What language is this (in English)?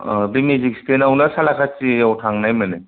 Bodo